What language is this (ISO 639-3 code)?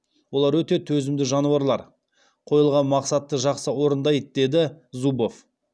kaz